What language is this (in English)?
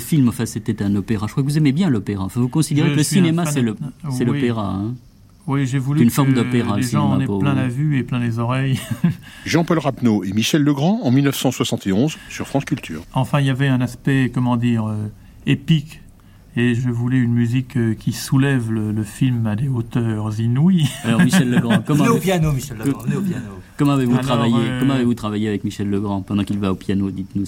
French